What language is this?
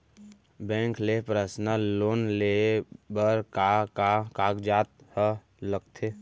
Chhattisgarhi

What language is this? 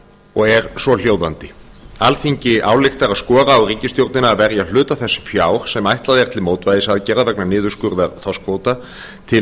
Icelandic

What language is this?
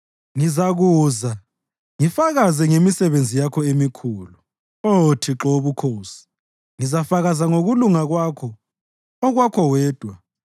North Ndebele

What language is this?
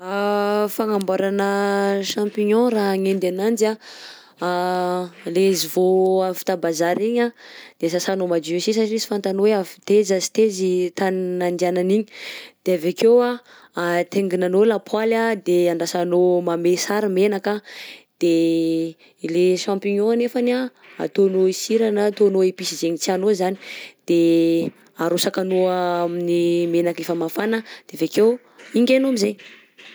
Southern Betsimisaraka Malagasy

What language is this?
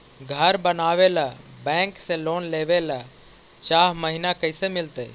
Magahi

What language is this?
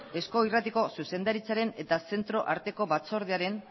Basque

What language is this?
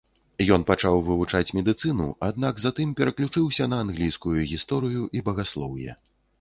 Belarusian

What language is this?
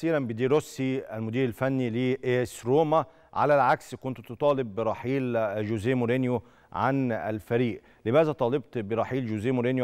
Arabic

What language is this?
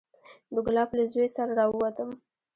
Pashto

